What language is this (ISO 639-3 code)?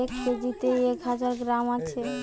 ben